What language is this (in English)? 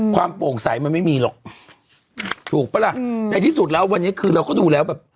Thai